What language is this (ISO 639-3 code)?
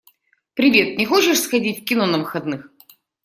rus